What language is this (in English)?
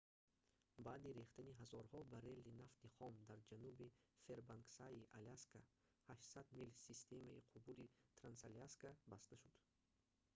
Tajik